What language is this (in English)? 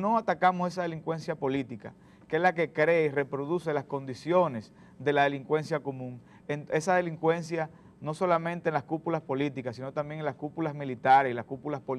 Spanish